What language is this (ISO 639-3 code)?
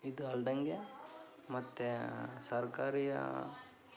kan